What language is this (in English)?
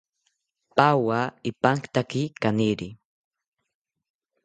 South Ucayali Ashéninka